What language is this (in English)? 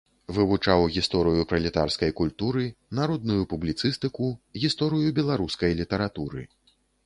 Belarusian